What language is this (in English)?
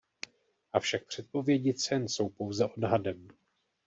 Czech